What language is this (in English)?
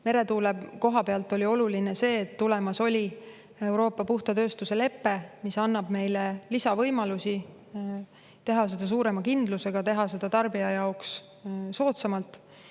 Estonian